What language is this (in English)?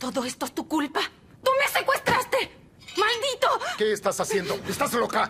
Spanish